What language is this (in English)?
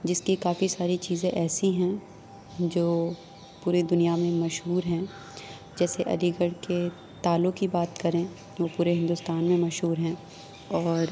Urdu